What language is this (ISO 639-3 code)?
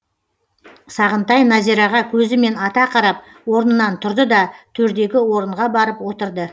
kaz